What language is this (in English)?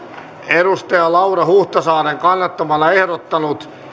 Finnish